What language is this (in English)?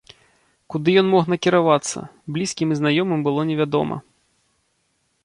Belarusian